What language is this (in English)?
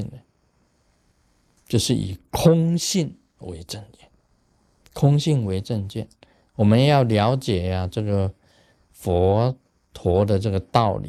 Chinese